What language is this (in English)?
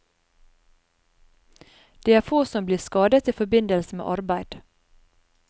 Norwegian